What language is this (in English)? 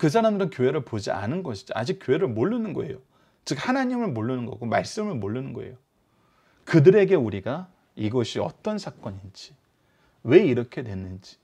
Korean